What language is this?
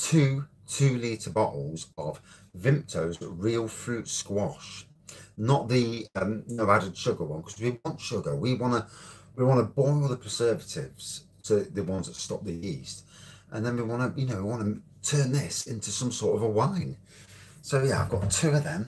English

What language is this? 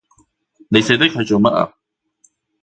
Cantonese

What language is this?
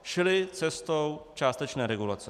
Czech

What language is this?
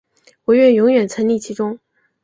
Chinese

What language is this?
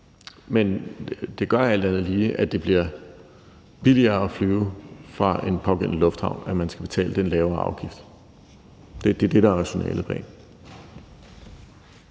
Danish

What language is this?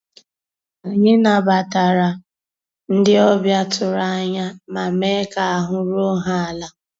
Igbo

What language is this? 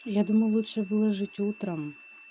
Russian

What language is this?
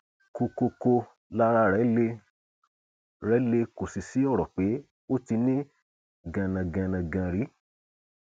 Yoruba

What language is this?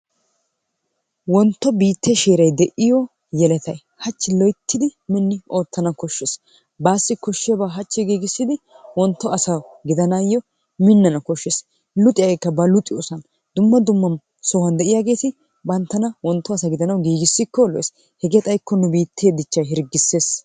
Wolaytta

